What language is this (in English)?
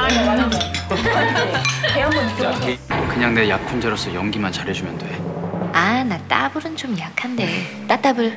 Korean